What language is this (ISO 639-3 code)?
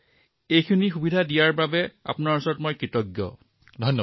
asm